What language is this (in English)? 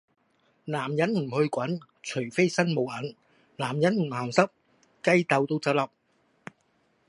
Cantonese